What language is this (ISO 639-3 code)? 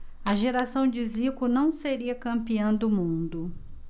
por